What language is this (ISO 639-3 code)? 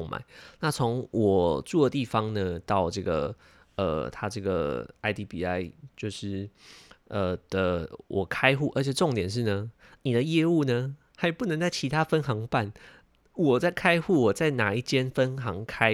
zho